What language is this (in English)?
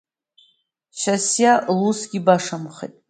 Abkhazian